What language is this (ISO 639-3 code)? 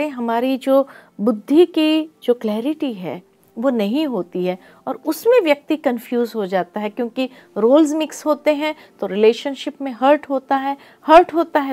hin